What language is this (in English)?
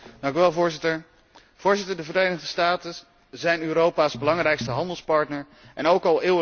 Dutch